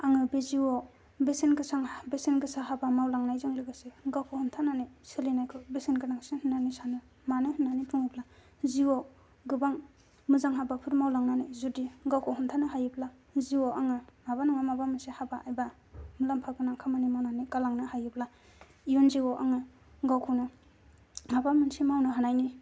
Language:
Bodo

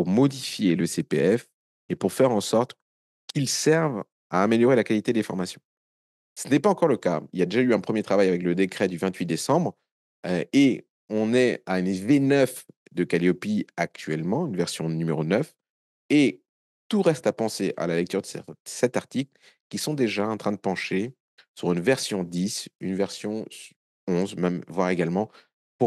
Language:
French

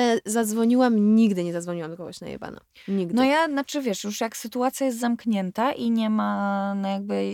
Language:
Polish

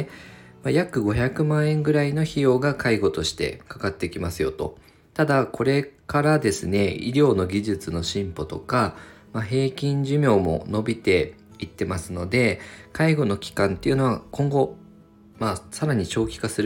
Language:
Japanese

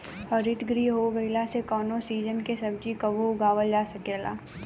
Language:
Bhojpuri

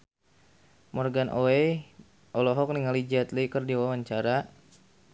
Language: Sundanese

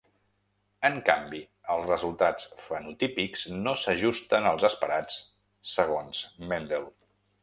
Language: Catalan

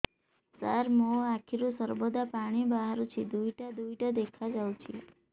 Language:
Odia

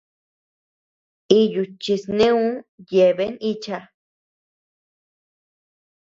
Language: Tepeuxila Cuicatec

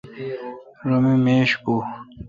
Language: Kalkoti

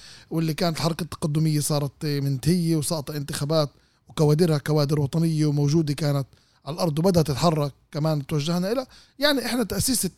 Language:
Arabic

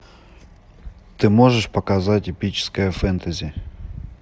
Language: Russian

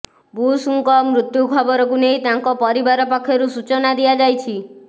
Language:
Odia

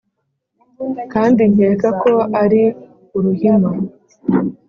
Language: Kinyarwanda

